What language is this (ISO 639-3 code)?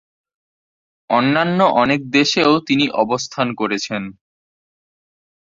ben